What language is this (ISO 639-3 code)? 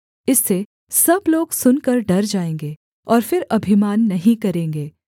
hin